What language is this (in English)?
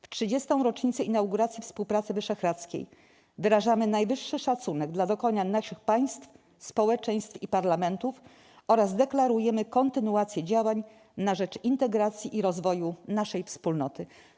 Polish